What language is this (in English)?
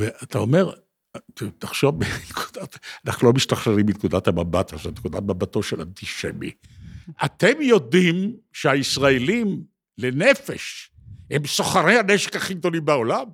Hebrew